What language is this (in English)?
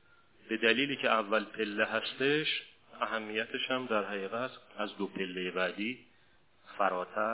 Persian